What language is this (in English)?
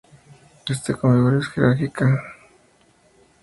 Spanish